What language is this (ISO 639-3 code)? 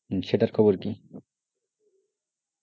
ben